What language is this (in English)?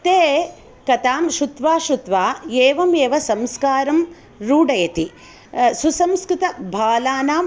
Sanskrit